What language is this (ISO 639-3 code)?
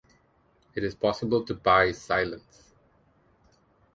eng